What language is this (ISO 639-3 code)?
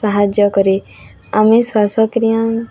ori